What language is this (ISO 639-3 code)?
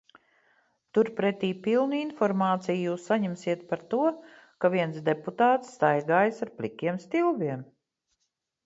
lav